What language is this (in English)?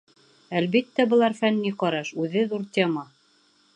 Bashkir